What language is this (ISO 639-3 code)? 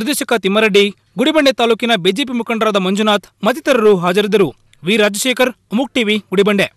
kor